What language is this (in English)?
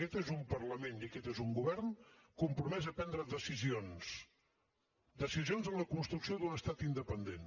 Catalan